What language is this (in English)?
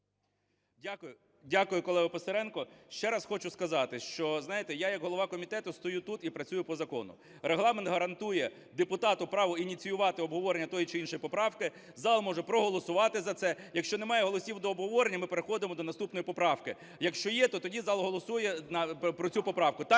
Ukrainian